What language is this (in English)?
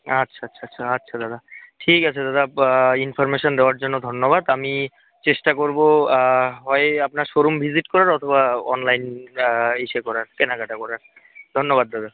Bangla